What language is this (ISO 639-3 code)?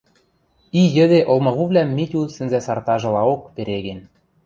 mrj